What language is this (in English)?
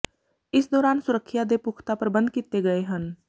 Punjabi